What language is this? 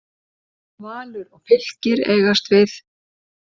Icelandic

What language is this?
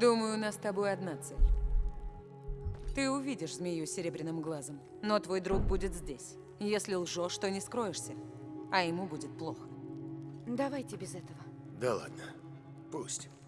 Russian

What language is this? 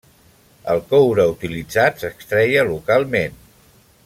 Catalan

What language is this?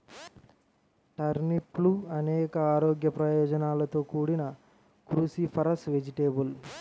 Telugu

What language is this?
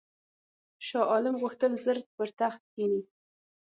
Pashto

